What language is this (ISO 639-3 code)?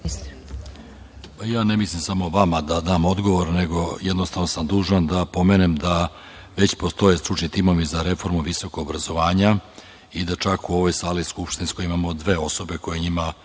srp